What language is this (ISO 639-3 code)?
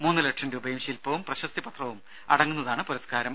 mal